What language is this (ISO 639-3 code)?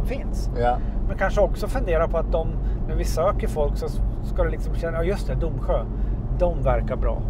swe